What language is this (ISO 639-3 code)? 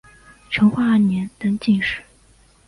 zho